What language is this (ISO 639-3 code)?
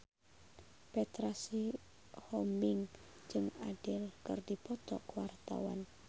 sun